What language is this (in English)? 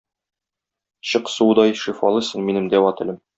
Tatar